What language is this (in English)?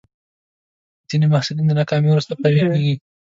Pashto